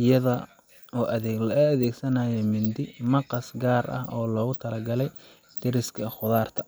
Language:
Somali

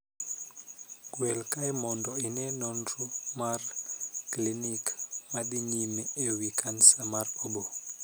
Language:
Luo (Kenya and Tanzania)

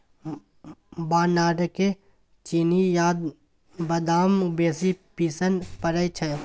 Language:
Maithili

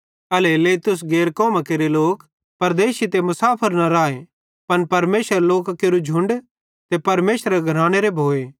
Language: Bhadrawahi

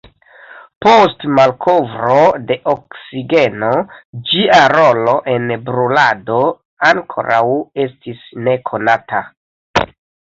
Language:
Esperanto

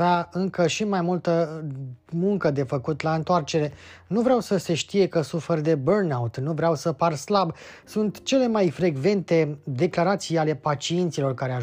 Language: Romanian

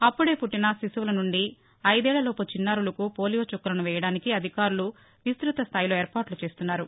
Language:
Telugu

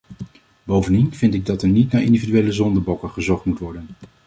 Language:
Dutch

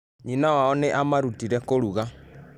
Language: Kikuyu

